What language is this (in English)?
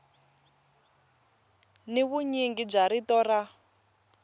Tsonga